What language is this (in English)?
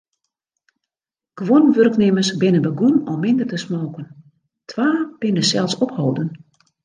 Western Frisian